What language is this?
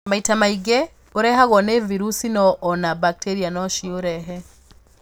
Kikuyu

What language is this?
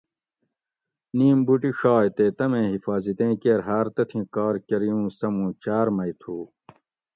Gawri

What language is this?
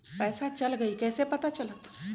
Magahi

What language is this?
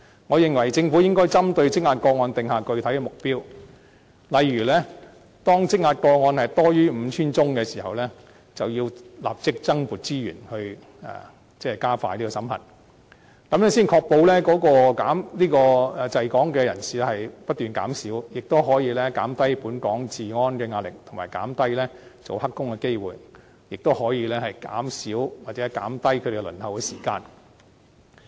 Cantonese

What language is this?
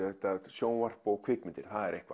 Icelandic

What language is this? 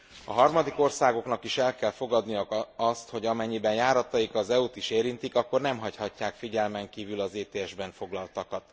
Hungarian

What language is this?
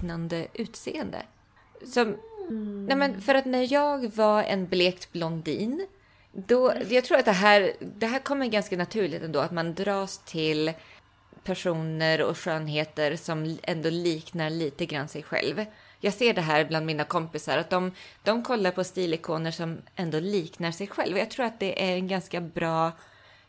Swedish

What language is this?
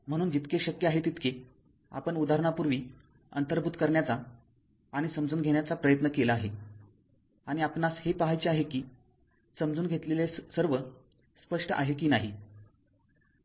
Marathi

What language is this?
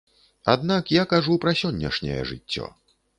Belarusian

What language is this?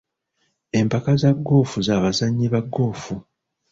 Ganda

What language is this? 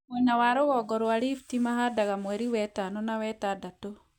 Kikuyu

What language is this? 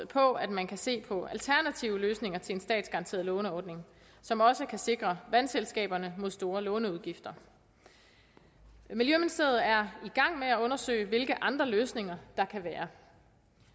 Danish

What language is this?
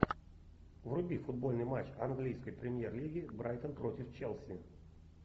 Russian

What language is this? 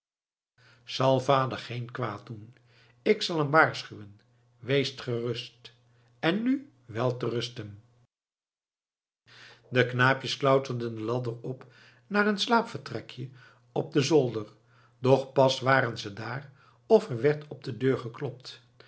Dutch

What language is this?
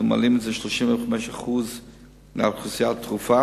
Hebrew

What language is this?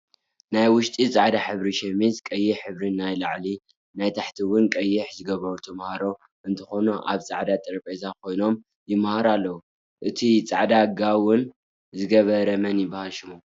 Tigrinya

